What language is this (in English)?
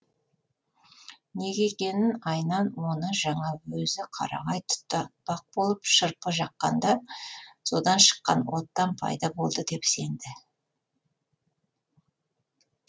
Kazakh